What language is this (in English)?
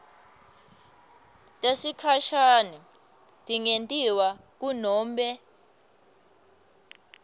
Swati